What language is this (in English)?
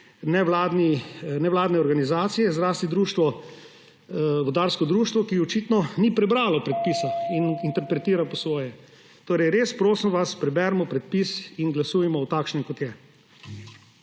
Slovenian